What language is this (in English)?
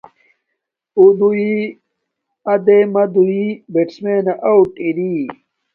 Domaaki